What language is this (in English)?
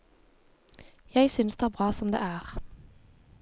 Norwegian